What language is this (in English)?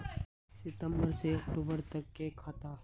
Magahi